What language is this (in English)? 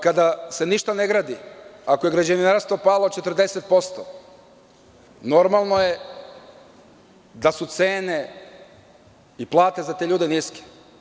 Serbian